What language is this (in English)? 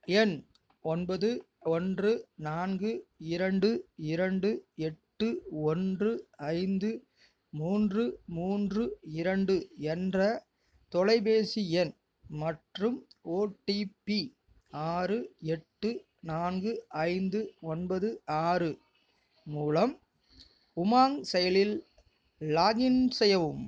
Tamil